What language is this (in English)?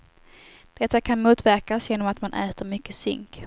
Swedish